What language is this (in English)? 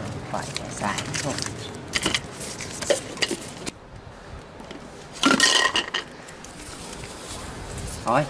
Vietnamese